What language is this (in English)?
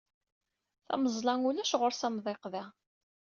Kabyle